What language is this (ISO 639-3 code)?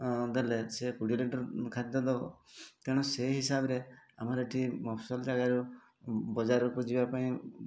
ori